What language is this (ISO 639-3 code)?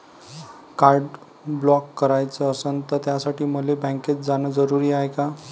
mar